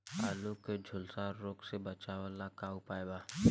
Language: Bhojpuri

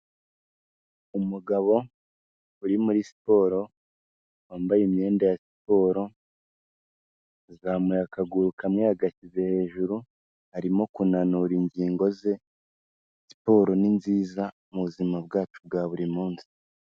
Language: Kinyarwanda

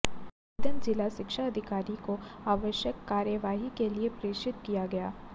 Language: Hindi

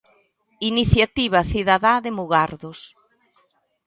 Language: Galician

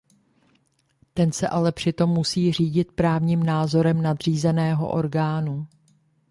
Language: Czech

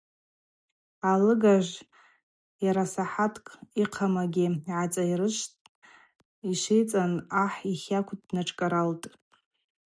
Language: Abaza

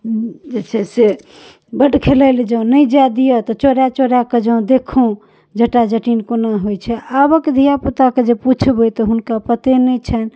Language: Maithili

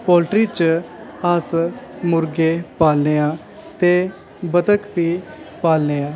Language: Dogri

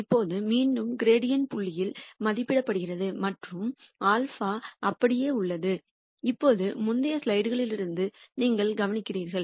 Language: Tamil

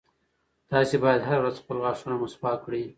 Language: Pashto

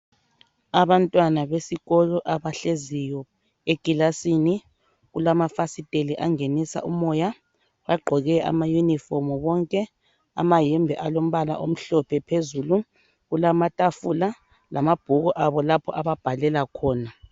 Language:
North Ndebele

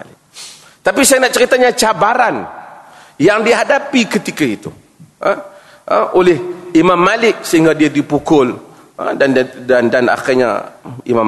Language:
Malay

